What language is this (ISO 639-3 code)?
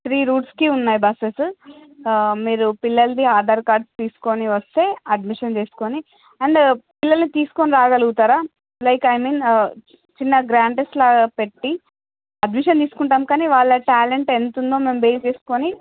tel